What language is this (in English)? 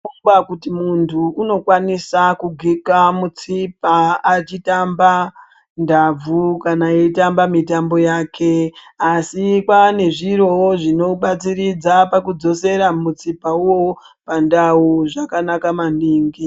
Ndau